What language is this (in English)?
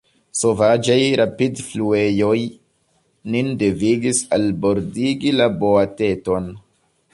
Esperanto